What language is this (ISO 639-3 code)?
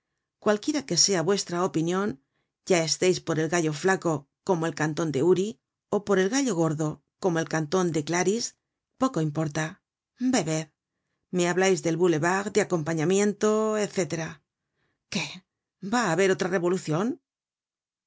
spa